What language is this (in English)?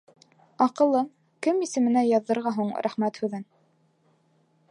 Bashkir